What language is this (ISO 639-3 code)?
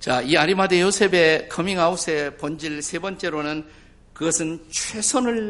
kor